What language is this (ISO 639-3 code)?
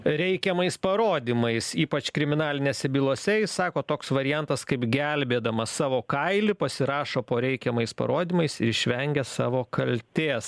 lit